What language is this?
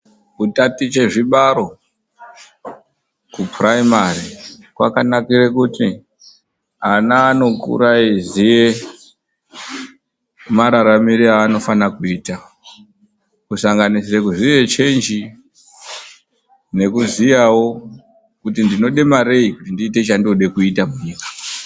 Ndau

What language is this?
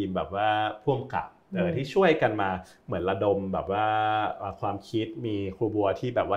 Thai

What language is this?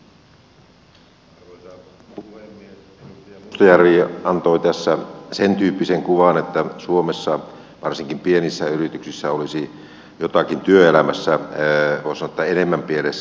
Finnish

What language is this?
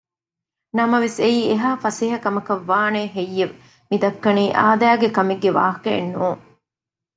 Divehi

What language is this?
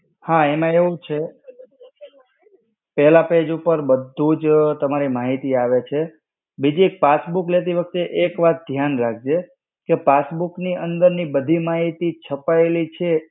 Gujarati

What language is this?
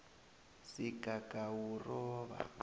South Ndebele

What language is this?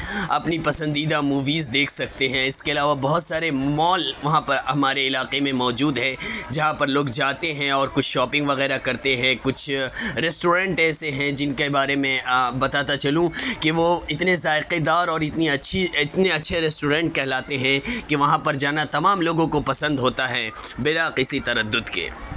Urdu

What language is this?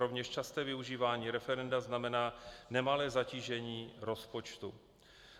Czech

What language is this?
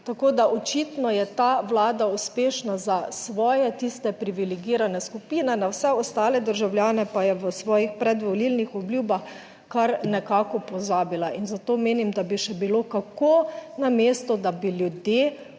Slovenian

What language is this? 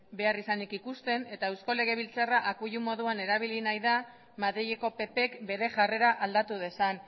Basque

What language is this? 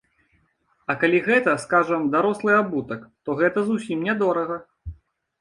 Belarusian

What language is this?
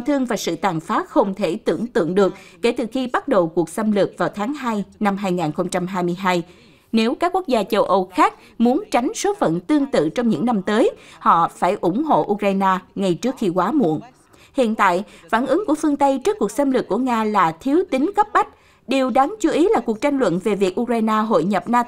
Vietnamese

